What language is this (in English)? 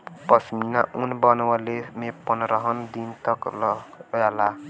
Bhojpuri